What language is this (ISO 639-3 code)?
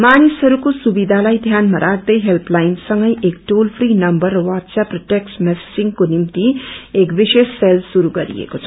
nep